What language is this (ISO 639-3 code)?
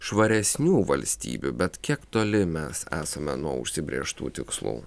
lit